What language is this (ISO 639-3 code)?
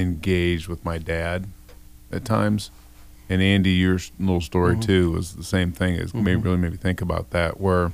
eng